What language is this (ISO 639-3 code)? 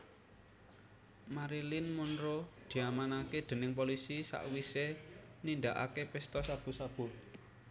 jav